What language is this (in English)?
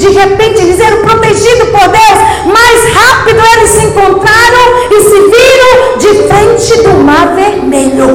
Portuguese